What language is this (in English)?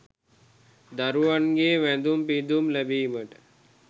Sinhala